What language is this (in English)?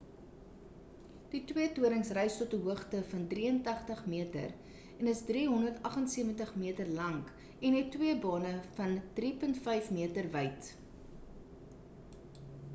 Afrikaans